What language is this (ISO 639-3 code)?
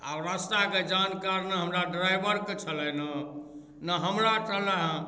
mai